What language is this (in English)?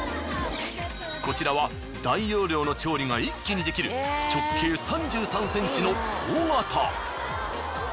Japanese